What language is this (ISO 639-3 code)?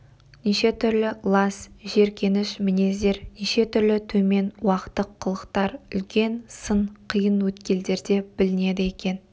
kaz